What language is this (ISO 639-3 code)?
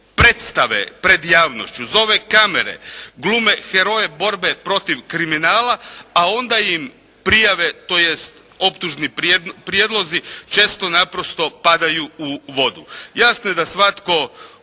hrv